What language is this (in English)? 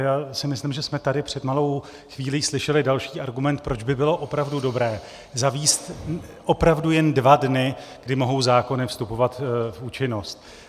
Czech